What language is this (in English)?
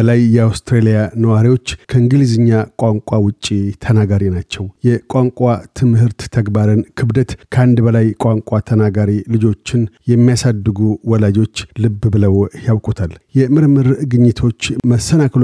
Amharic